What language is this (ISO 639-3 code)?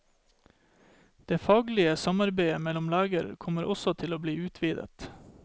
nor